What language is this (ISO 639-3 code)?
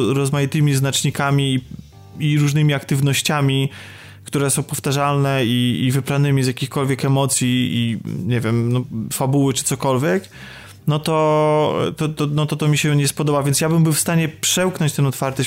pol